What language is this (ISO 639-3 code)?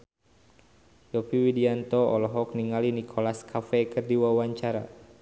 sun